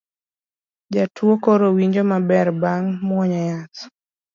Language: Luo (Kenya and Tanzania)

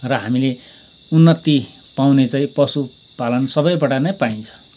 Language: Nepali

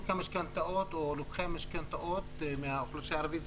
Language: Hebrew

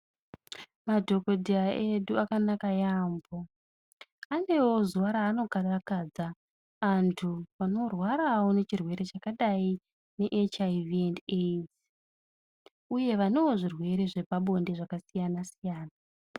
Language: Ndau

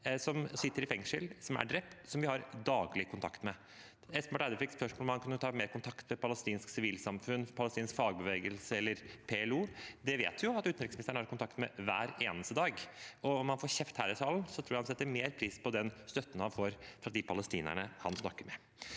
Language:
Norwegian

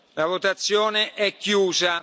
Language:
Italian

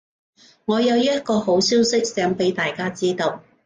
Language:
Cantonese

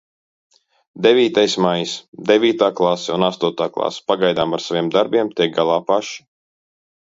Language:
Latvian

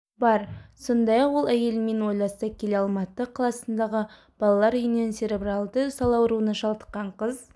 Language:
Kazakh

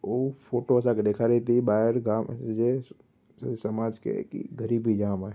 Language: Sindhi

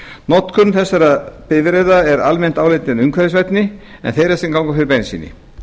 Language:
Icelandic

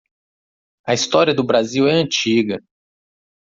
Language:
Portuguese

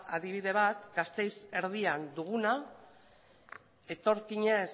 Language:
Basque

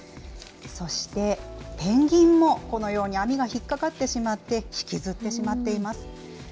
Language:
Japanese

